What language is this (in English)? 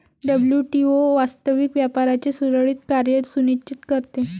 Marathi